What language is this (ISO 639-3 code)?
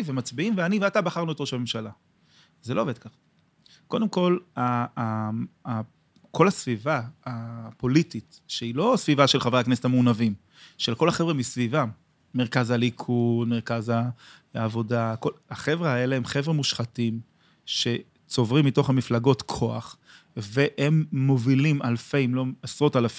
heb